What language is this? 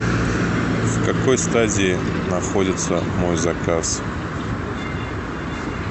Russian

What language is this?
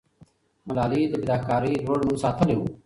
Pashto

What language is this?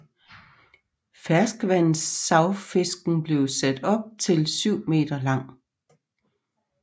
Danish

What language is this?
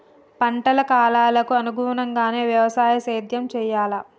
Telugu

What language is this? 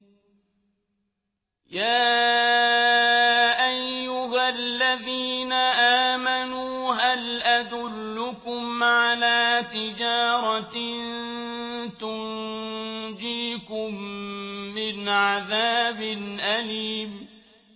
Arabic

